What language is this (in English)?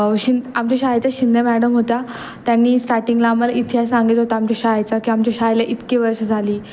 Marathi